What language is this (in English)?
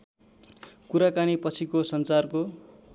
Nepali